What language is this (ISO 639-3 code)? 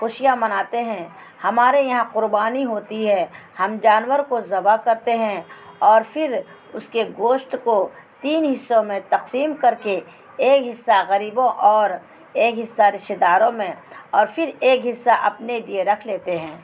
urd